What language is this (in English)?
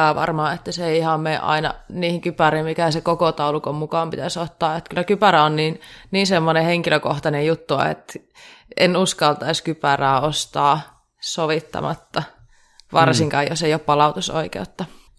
Finnish